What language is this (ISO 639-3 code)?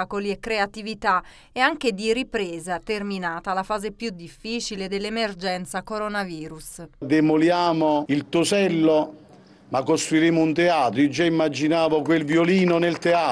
ita